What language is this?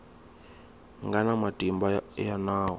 Tsonga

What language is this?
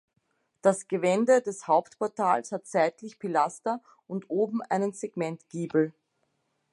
German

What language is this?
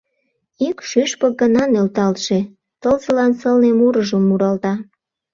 Mari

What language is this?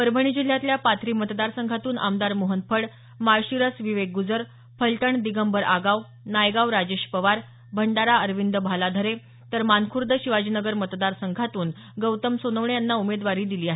Marathi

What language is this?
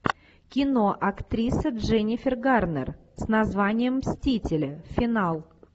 Russian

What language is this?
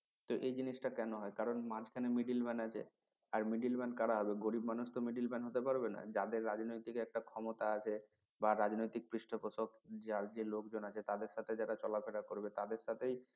Bangla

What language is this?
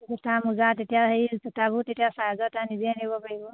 Assamese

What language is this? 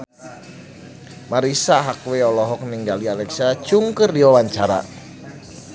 Sundanese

